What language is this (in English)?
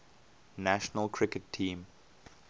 English